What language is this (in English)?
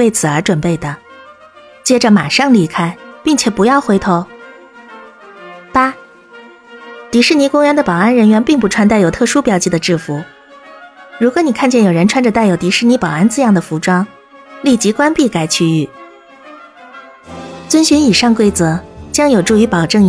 Chinese